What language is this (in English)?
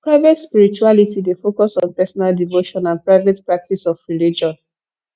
Nigerian Pidgin